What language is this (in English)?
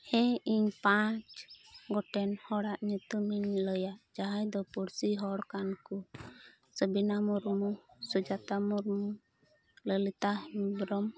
Santali